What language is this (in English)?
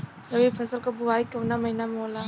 Bhojpuri